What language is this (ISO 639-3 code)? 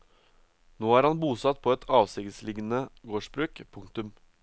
nor